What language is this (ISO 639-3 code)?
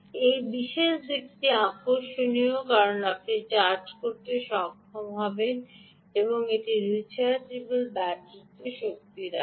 ben